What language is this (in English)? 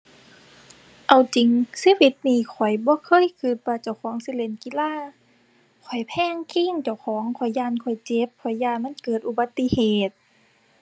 Thai